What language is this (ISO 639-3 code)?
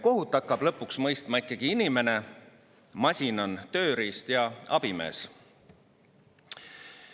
est